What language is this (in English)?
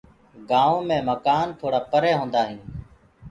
Gurgula